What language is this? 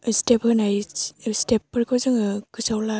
Bodo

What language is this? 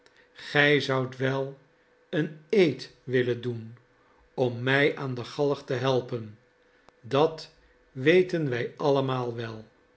Dutch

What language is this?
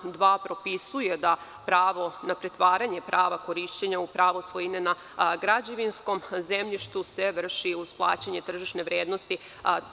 Serbian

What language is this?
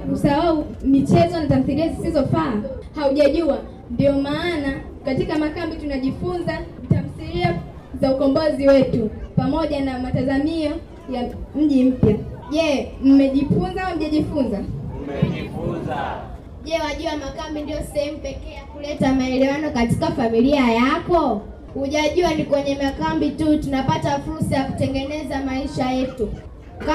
Swahili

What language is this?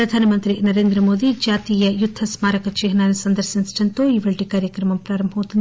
Telugu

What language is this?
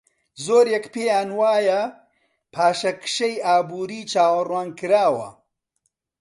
Central Kurdish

